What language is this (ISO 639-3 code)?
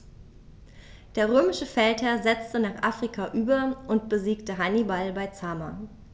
deu